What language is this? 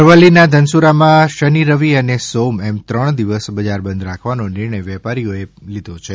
Gujarati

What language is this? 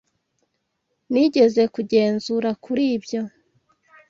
Kinyarwanda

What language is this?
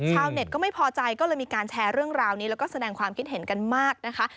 Thai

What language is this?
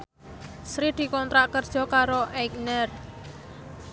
Javanese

